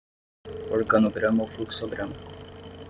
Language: Portuguese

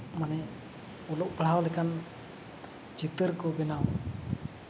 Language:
Santali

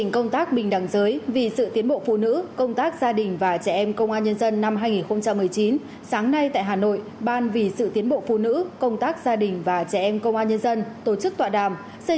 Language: Vietnamese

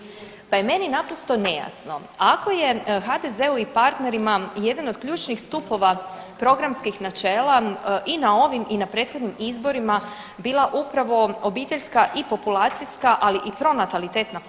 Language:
Croatian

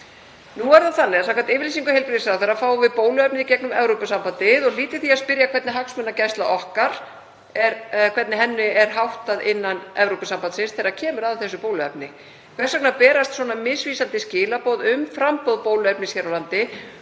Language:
Icelandic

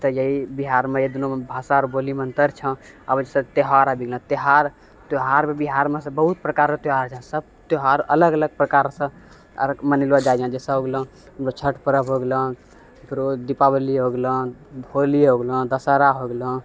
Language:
Maithili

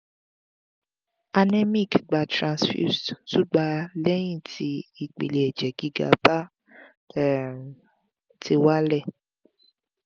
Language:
Yoruba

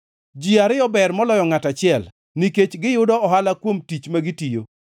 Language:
Luo (Kenya and Tanzania)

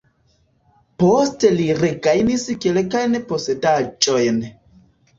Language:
Esperanto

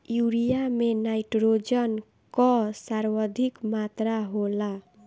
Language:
Bhojpuri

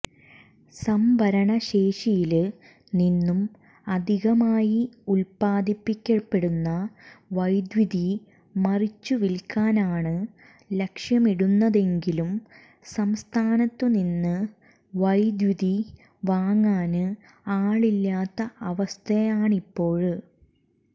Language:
Malayalam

